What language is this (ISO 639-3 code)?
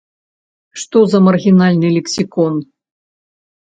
bel